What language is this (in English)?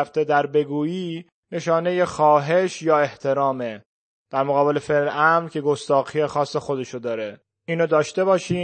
Persian